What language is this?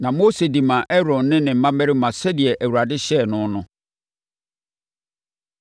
Akan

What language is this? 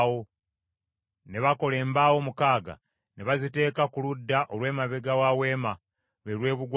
Ganda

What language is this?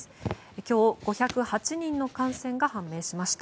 Japanese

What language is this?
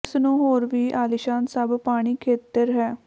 Punjabi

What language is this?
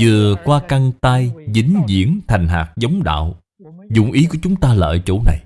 Vietnamese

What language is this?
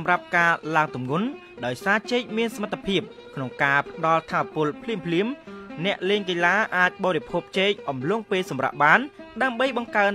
Thai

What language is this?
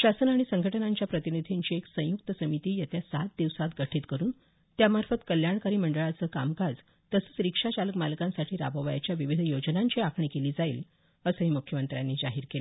Marathi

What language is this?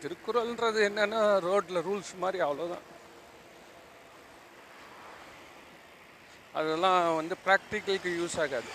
Tamil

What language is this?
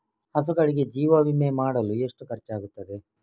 Kannada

